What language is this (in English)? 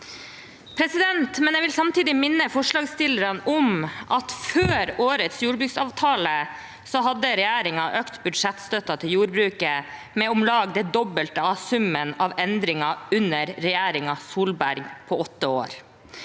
Norwegian